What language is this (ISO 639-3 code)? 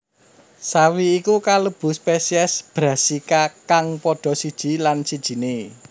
jav